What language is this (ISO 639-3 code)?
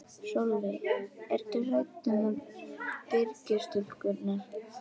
isl